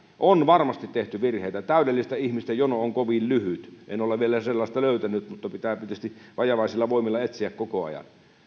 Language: Finnish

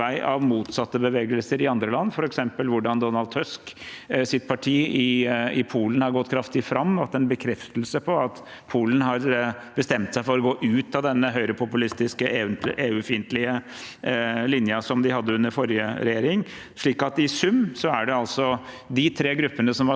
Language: Norwegian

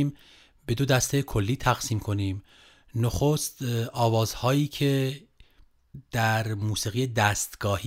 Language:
Persian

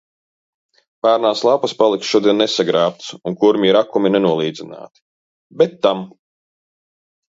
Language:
Latvian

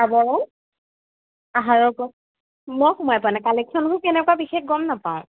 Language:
Assamese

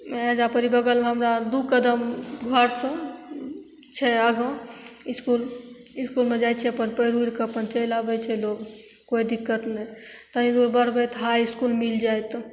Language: Maithili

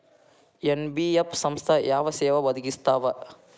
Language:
Kannada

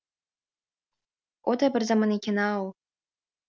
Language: Kazakh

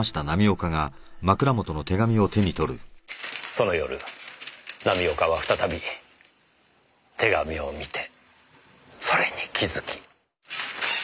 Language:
Japanese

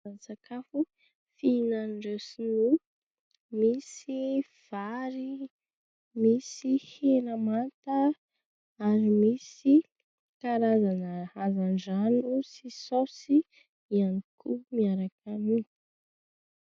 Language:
Malagasy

